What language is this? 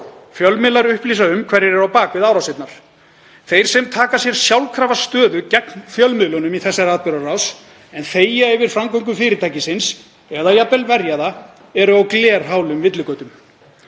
Icelandic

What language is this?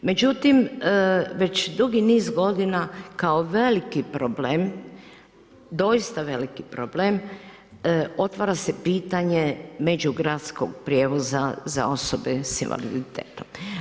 Croatian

